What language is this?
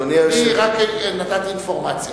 Hebrew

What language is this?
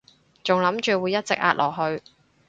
Cantonese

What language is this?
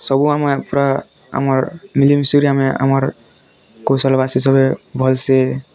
Odia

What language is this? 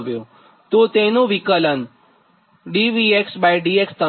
Gujarati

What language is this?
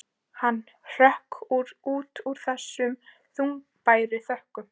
Icelandic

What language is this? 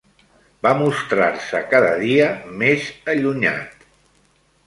Catalan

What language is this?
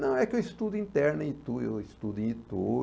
Portuguese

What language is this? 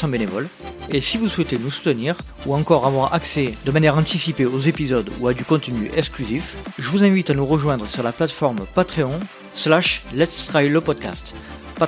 French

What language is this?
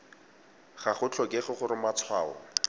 Tswana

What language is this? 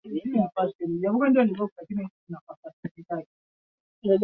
Swahili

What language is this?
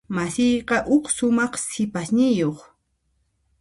Puno Quechua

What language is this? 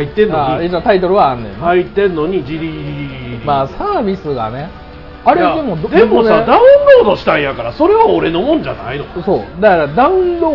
Japanese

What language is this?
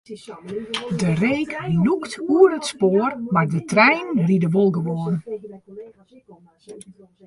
Western Frisian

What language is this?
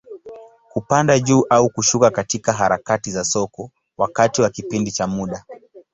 Swahili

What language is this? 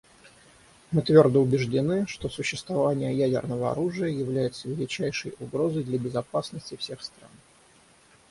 Russian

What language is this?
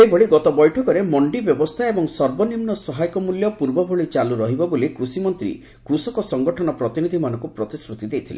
Odia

